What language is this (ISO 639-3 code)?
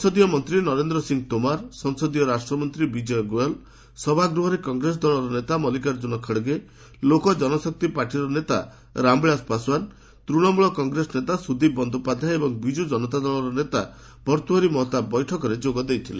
ori